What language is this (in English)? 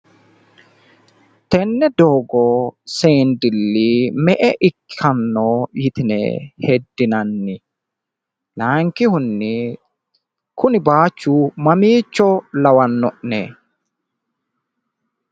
Sidamo